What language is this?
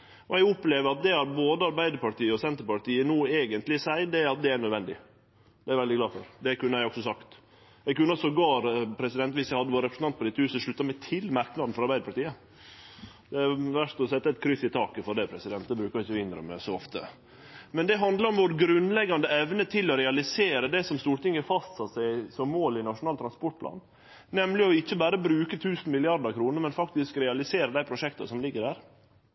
Norwegian Nynorsk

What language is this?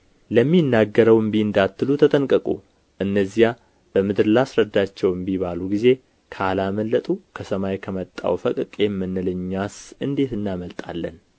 Amharic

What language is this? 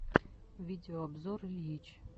Russian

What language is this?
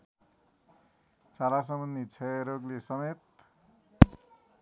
Nepali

